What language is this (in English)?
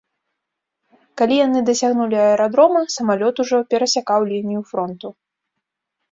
Belarusian